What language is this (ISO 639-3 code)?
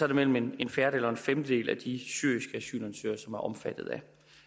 dan